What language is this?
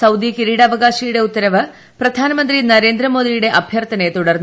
Malayalam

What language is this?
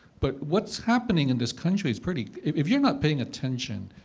English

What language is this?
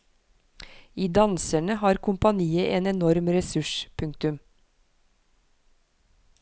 Norwegian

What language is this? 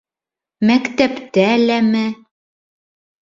Bashkir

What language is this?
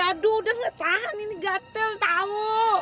Indonesian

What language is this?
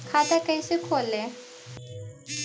Magahi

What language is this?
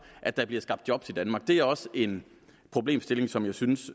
Danish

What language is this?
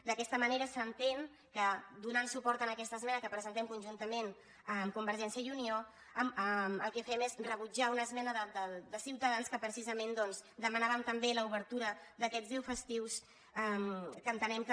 Catalan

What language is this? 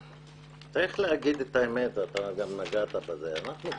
Hebrew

